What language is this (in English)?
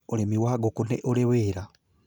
Kikuyu